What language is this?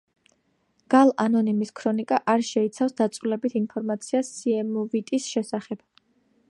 Georgian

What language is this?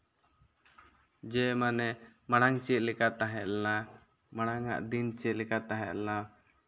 Santali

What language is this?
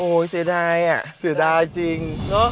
Thai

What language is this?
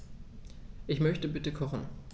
German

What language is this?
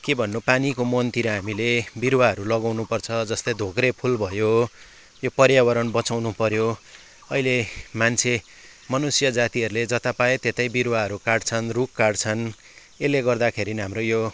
Nepali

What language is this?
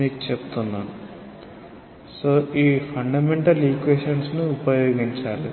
Telugu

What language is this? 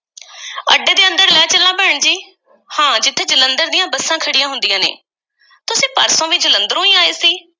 Punjabi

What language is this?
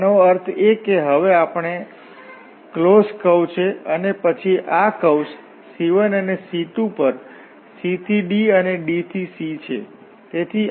Gujarati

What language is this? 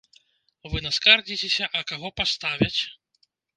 Belarusian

